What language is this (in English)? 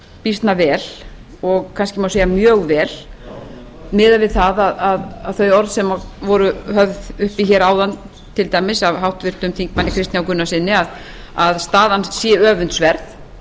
Icelandic